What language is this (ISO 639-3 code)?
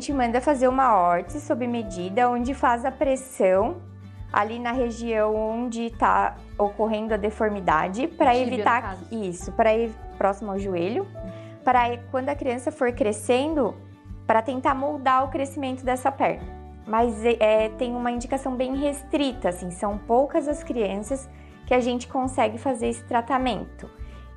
por